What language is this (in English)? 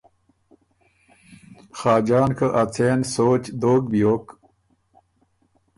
Ormuri